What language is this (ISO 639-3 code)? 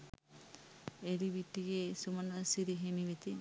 sin